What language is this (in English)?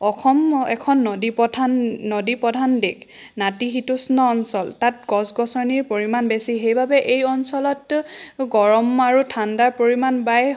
Assamese